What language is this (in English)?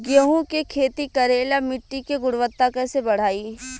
Bhojpuri